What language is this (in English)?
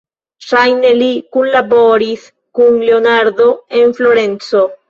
Esperanto